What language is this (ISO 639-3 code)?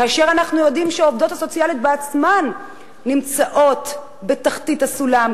heb